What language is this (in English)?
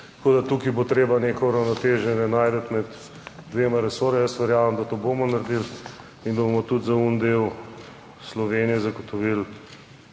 Slovenian